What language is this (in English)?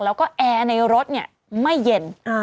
Thai